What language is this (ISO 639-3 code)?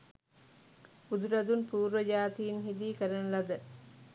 sin